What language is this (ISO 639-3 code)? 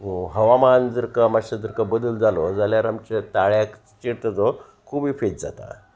kok